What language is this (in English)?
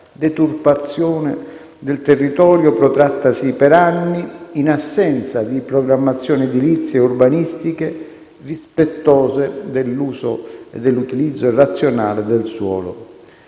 Italian